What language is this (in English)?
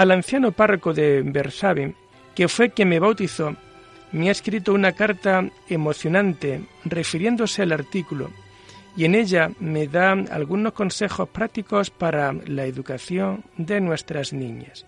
Spanish